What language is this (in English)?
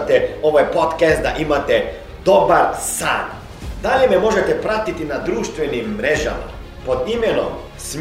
Croatian